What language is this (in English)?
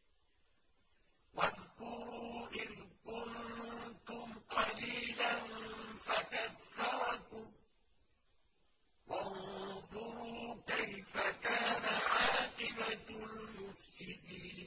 Arabic